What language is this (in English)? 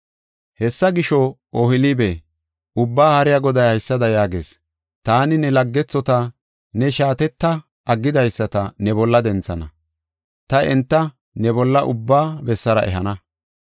Gofa